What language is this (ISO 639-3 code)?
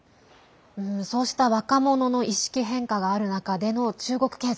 jpn